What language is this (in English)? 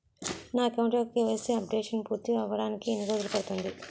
Telugu